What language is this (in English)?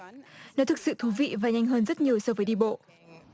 Vietnamese